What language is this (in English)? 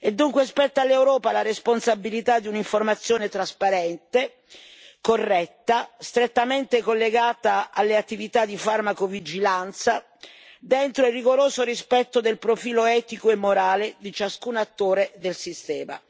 Italian